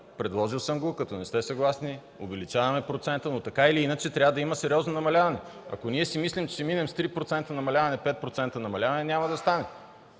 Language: Bulgarian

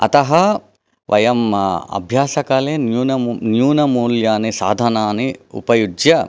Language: Sanskrit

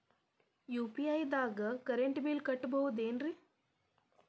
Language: Kannada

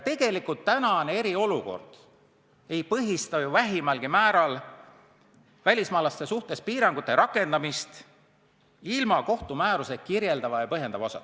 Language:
Estonian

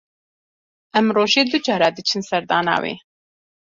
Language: Kurdish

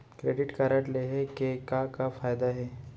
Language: Chhattisgarhi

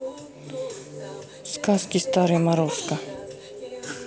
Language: Russian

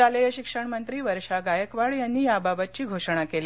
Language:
Marathi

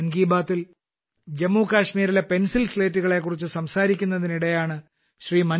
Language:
Malayalam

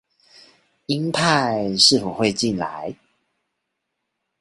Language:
Chinese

